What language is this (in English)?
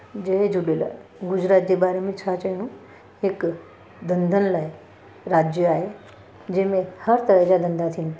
Sindhi